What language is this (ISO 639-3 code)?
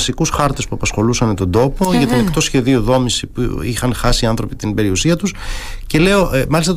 ell